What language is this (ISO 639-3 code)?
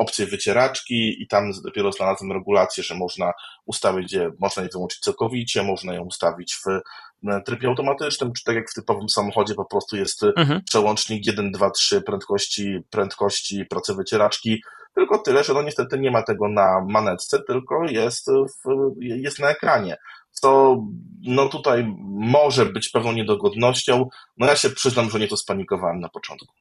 pol